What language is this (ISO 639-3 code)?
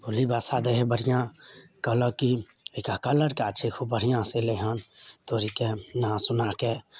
mai